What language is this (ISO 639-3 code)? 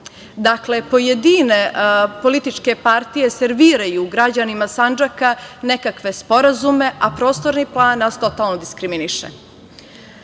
srp